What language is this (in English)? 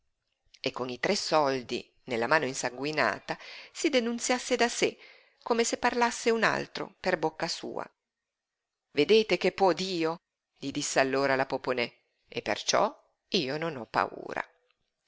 Italian